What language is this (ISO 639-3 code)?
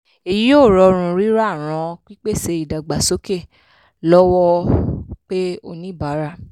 yor